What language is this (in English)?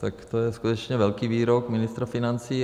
Czech